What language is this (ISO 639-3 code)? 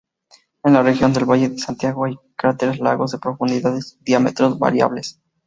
spa